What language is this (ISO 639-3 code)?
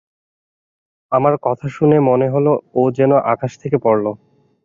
ben